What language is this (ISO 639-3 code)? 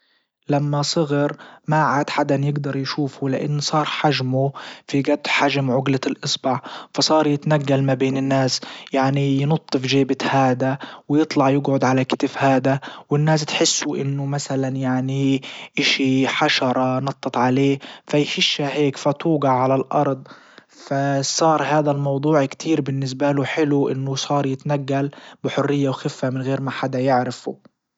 ayl